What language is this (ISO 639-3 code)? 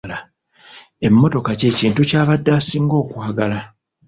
lug